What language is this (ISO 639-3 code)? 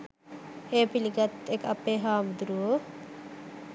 sin